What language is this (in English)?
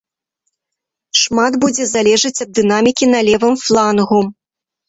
Belarusian